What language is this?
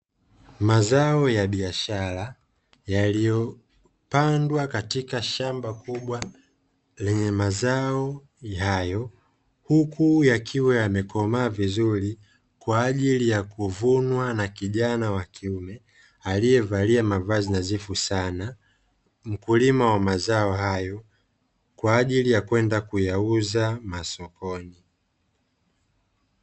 Swahili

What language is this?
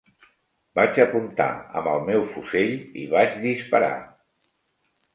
Catalan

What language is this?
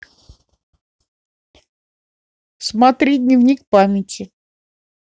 Russian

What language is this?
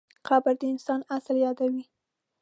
Pashto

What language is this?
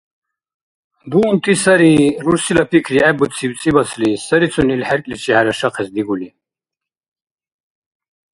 Dargwa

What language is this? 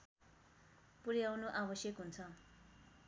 Nepali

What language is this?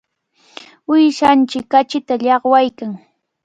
Cajatambo North Lima Quechua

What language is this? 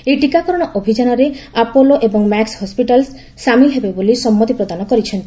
Odia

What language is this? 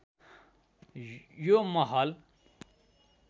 Nepali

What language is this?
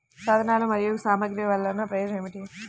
Telugu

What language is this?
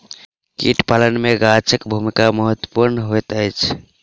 Maithili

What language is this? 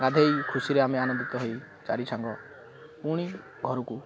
Odia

